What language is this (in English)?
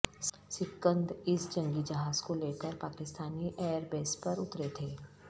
Urdu